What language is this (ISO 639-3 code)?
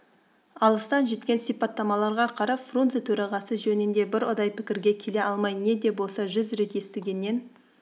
kaz